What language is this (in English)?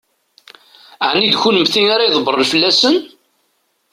Kabyle